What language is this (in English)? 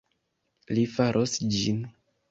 Esperanto